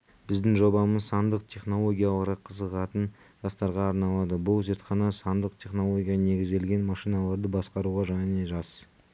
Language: Kazakh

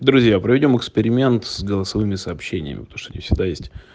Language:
Russian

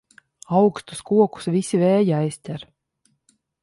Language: Latvian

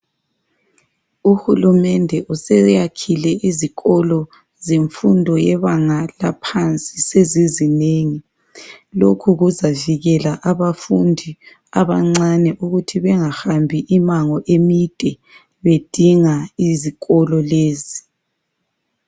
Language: North Ndebele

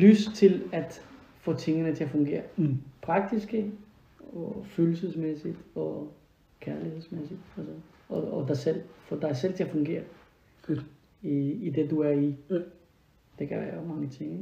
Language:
Danish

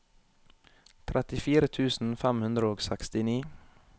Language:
Norwegian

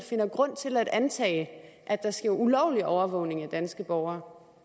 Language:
Danish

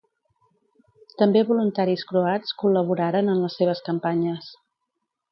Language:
Catalan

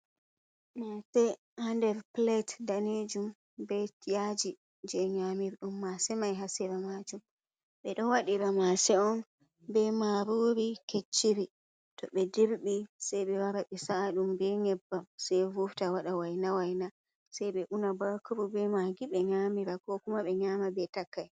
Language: Fula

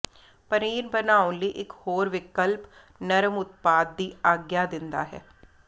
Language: Punjabi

